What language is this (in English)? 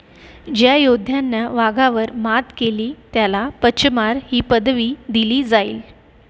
Marathi